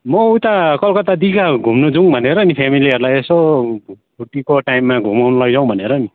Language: Nepali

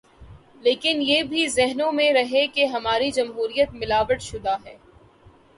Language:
Urdu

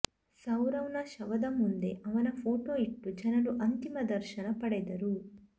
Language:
Kannada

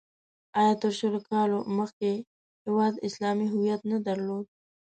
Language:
Pashto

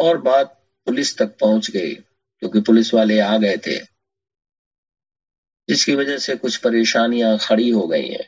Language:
Hindi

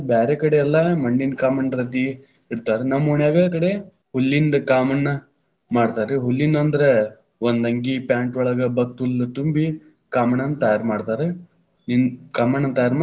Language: Kannada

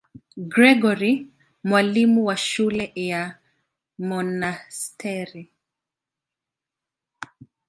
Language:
Swahili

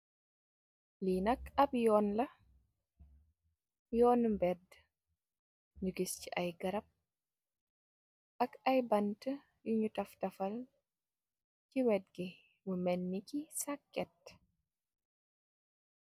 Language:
Wolof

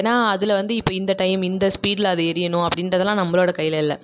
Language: Tamil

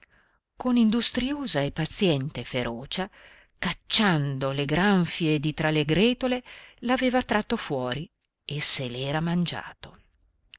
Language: Italian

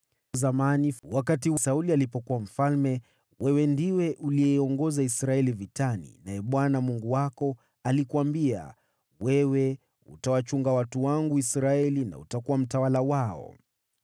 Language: Swahili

